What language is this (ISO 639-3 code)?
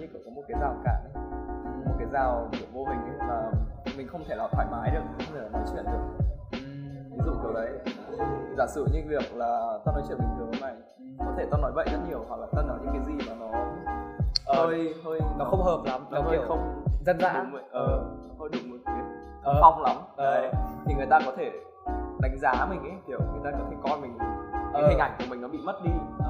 vie